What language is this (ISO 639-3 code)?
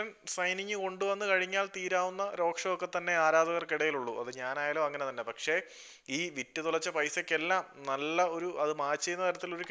mal